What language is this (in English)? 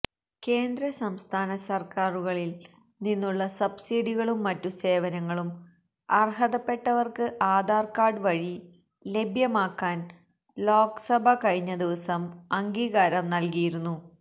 Malayalam